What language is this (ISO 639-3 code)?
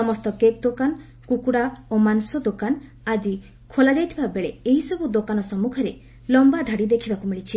ori